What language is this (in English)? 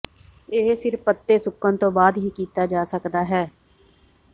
Punjabi